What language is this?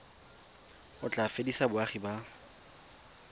Tswana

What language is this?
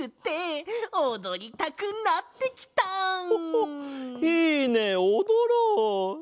Japanese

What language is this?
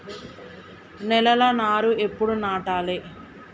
Telugu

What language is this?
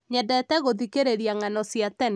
Kikuyu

